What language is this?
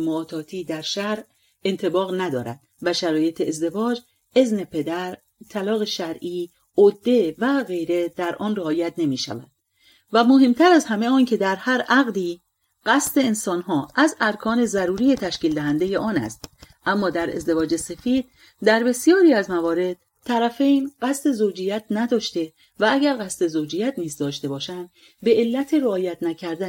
Persian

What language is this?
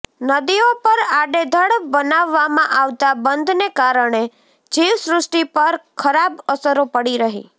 Gujarati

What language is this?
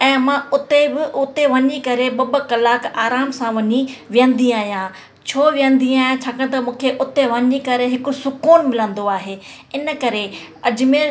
Sindhi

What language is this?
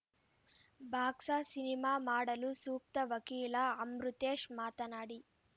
Kannada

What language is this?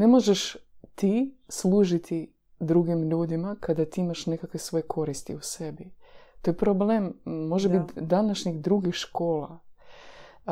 Croatian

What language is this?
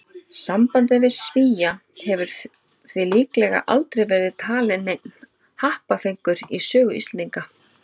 Icelandic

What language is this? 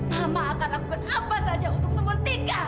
Indonesian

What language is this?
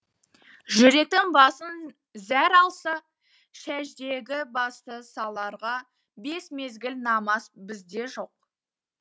Kazakh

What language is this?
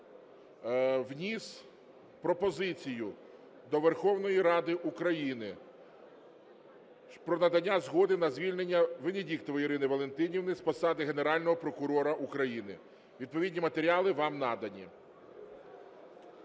Ukrainian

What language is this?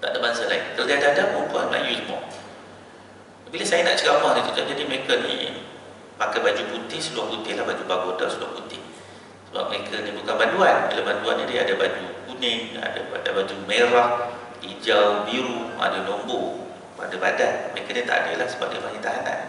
Malay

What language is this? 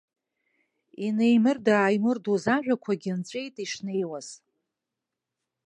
Abkhazian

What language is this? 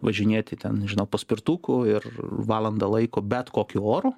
Lithuanian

